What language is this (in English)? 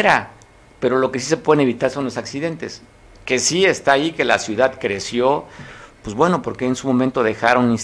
Spanish